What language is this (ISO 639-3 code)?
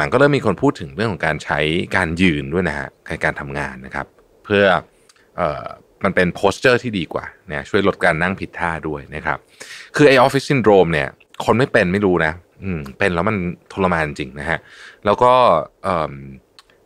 tha